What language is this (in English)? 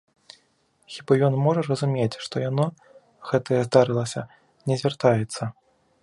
Belarusian